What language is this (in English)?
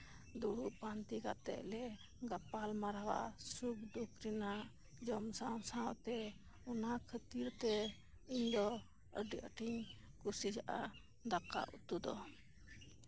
Santali